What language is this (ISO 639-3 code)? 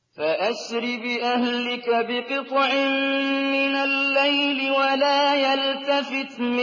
ara